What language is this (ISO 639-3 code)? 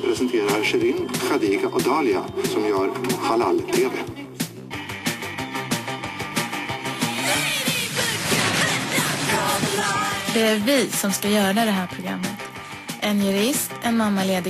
swe